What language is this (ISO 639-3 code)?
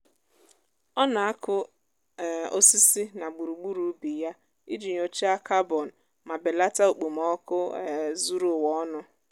ibo